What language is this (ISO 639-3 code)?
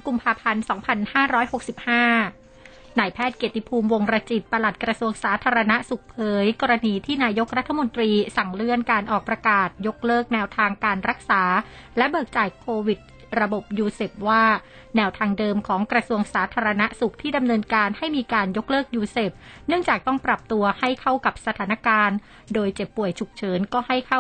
tha